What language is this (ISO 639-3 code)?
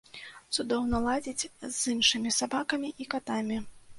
bel